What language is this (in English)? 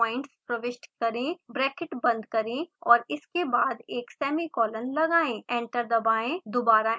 Hindi